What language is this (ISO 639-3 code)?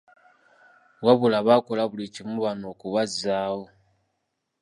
lug